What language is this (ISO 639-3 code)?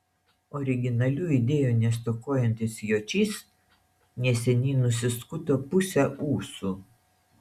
lit